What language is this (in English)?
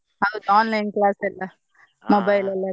Kannada